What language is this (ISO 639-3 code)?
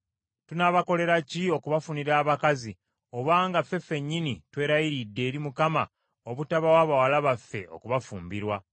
lug